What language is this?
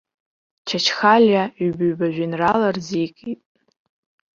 Abkhazian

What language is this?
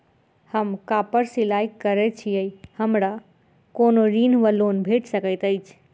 Maithili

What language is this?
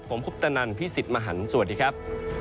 Thai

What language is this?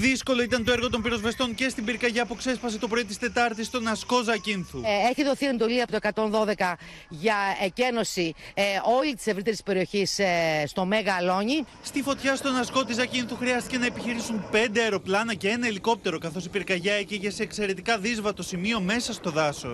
Greek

